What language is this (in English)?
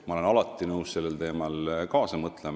Estonian